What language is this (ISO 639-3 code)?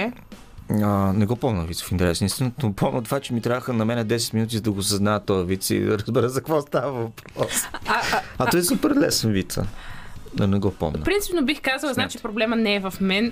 bul